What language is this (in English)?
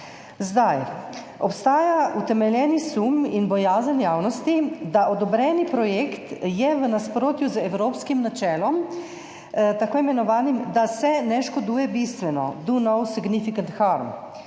Slovenian